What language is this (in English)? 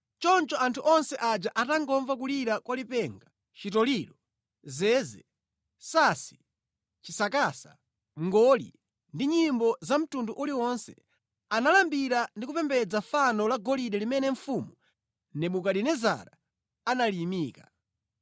Nyanja